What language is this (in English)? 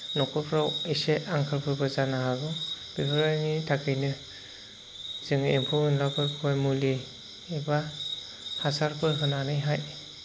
Bodo